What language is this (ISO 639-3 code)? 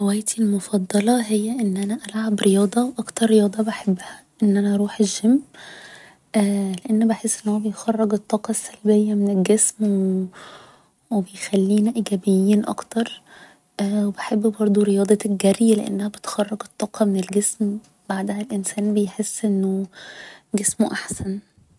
arz